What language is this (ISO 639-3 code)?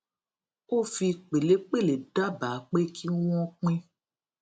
yor